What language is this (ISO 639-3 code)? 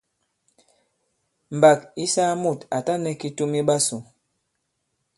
abb